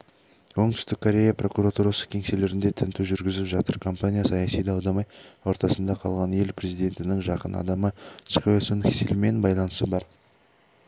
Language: Kazakh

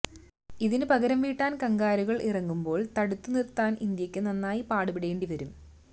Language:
Malayalam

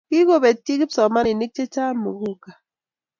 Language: Kalenjin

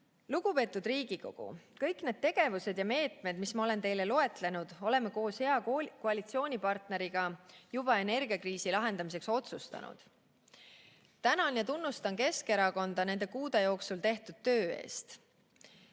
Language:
Estonian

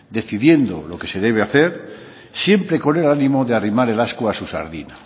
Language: Spanish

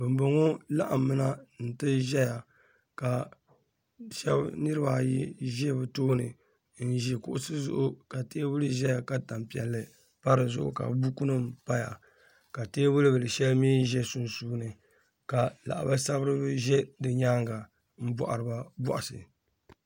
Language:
Dagbani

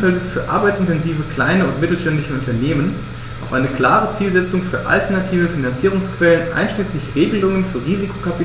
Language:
German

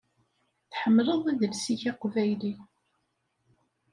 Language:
Kabyle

